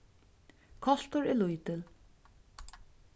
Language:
Faroese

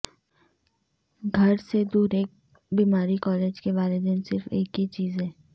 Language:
Urdu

